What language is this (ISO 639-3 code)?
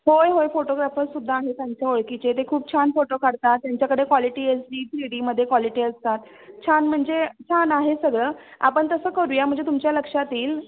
mar